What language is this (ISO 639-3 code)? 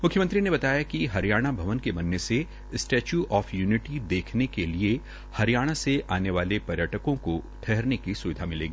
hin